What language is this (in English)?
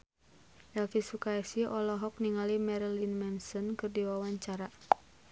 Sundanese